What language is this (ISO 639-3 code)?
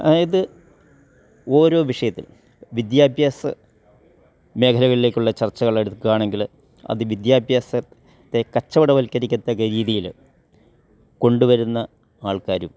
mal